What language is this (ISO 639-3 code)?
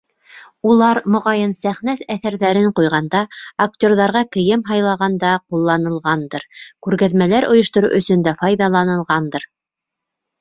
bak